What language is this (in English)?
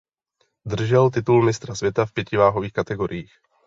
Czech